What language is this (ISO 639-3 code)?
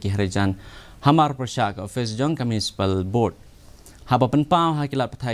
msa